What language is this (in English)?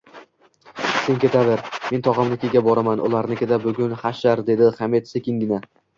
Uzbek